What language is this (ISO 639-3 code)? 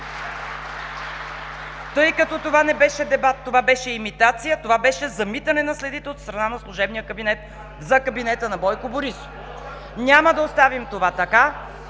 bul